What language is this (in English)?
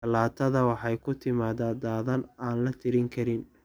Somali